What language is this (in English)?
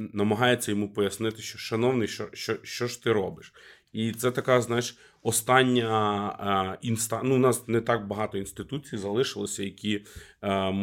Ukrainian